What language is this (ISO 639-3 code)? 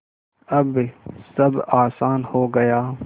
hin